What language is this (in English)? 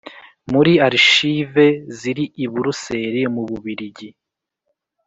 Kinyarwanda